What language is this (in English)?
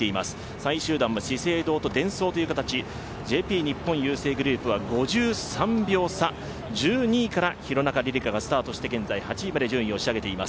Japanese